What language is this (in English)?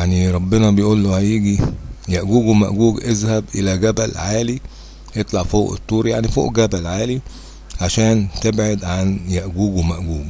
Arabic